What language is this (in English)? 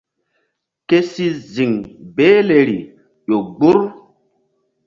Mbum